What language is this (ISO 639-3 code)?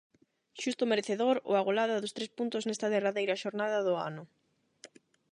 glg